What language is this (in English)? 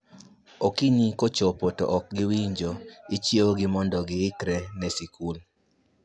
Luo (Kenya and Tanzania)